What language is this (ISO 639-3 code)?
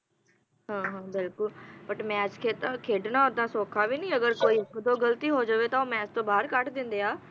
pan